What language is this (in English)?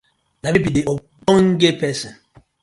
Nigerian Pidgin